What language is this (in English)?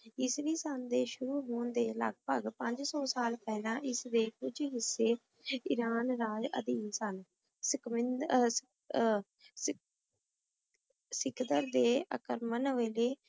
Punjabi